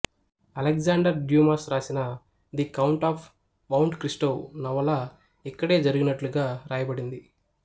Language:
Telugu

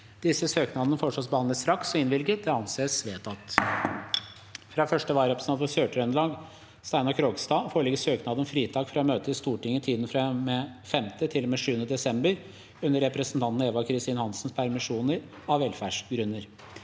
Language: Norwegian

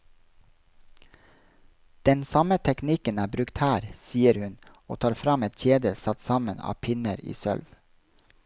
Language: Norwegian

